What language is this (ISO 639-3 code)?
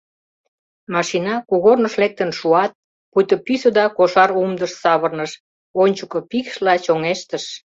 chm